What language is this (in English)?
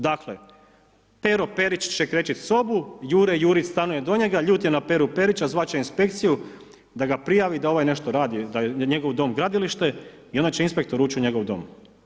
Croatian